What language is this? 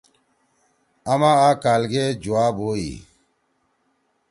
Torwali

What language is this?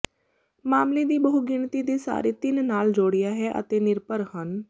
Punjabi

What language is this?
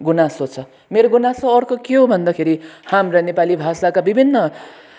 Nepali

